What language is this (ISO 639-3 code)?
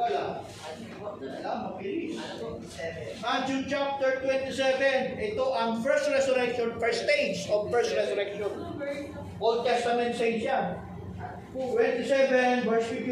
fil